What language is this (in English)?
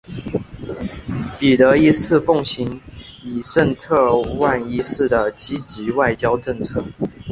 Chinese